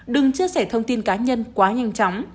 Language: Vietnamese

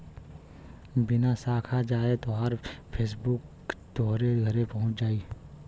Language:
Bhojpuri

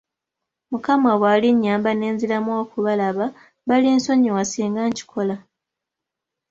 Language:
Ganda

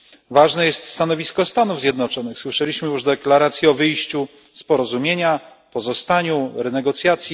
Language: Polish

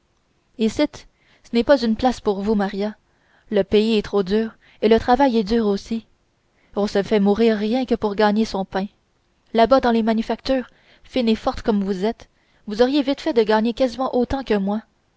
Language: French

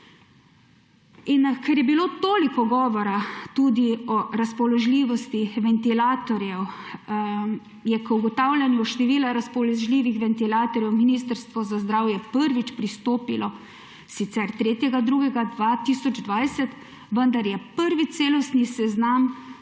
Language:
Slovenian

